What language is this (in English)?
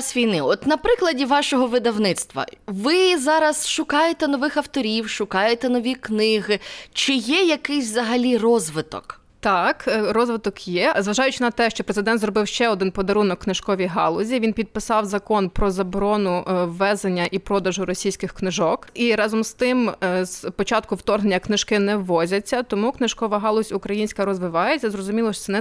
Ukrainian